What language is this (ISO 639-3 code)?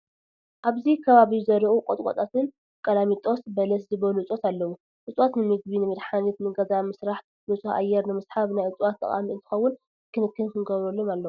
tir